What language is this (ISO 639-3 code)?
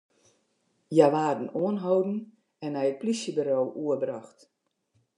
fry